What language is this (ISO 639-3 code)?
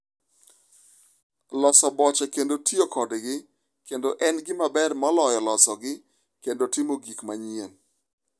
luo